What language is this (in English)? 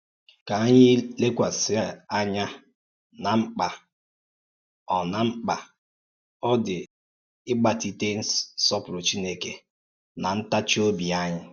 Igbo